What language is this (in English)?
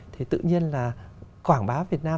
Vietnamese